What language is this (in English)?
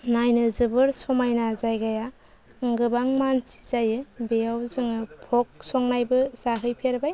Bodo